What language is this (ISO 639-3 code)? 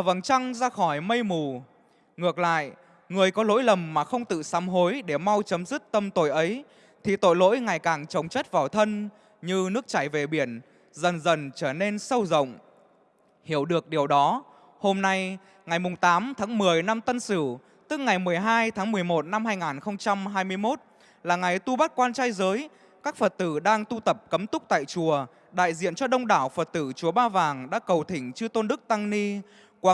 vie